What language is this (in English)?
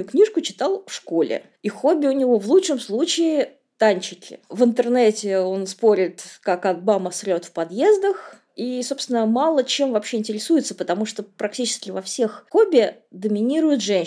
Russian